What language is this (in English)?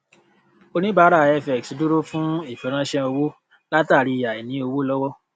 Yoruba